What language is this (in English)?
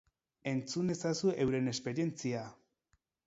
Basque